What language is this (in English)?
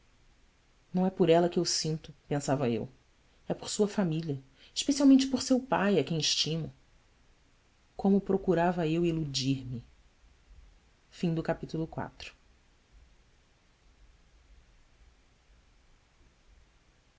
Portuguese